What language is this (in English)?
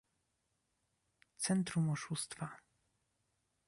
Polish